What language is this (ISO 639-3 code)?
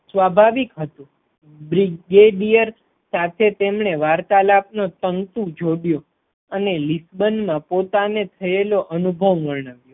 guj